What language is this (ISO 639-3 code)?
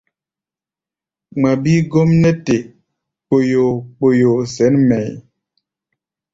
gba